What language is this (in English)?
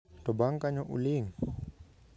Luo (Kenya and Tanzania)